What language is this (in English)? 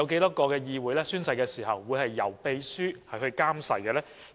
Cantonese